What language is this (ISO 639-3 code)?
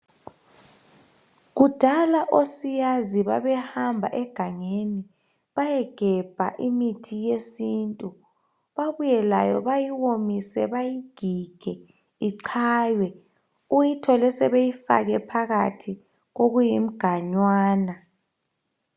nde